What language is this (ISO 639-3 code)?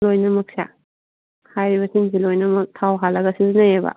mni